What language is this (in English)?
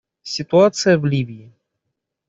Russian